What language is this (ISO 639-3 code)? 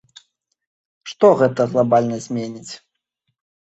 bel